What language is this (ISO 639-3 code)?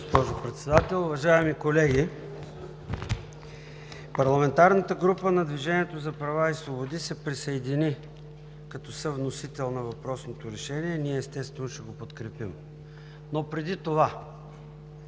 bul